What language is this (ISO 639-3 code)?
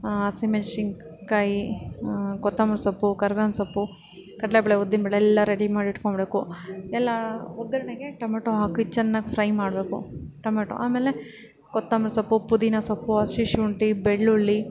kan